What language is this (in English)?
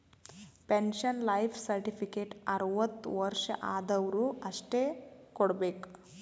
Kannada